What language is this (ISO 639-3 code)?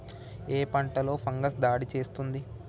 tel